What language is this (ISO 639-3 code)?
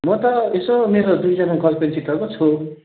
nep